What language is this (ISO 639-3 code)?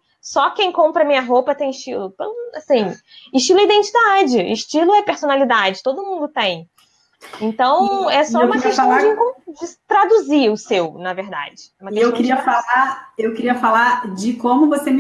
por